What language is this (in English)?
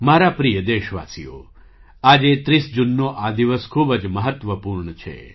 Gujarati